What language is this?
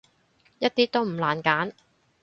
Cantonese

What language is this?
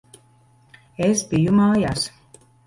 Latvian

